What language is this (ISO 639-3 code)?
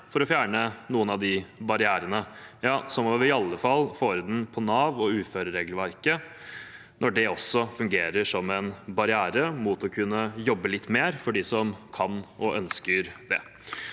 nor